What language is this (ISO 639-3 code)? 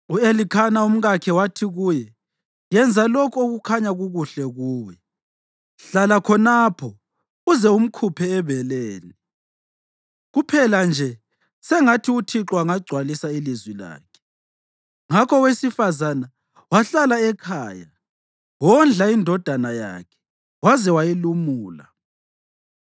nde